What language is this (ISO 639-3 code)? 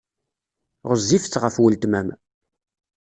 kab